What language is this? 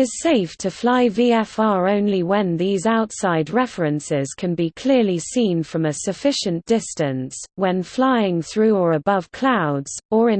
English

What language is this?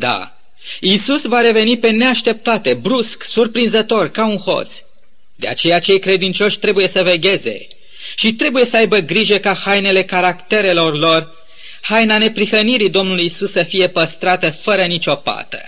Romanian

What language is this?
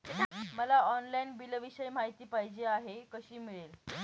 Marathi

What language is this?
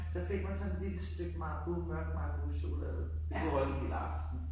Danish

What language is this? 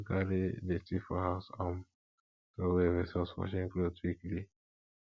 Nigerian Pidgin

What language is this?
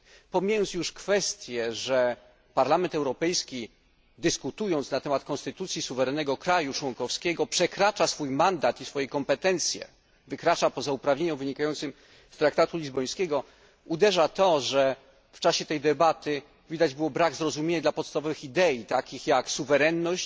Polish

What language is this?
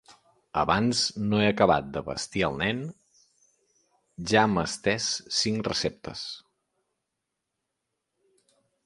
Catalan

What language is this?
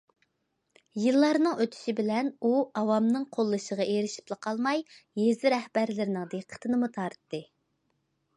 Uyghur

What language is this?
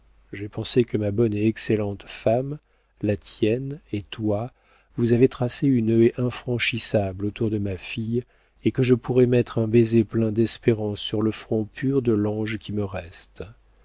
French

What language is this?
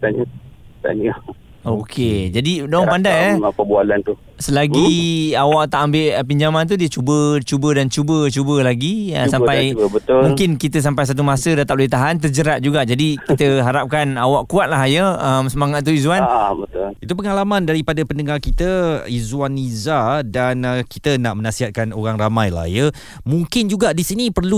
Malay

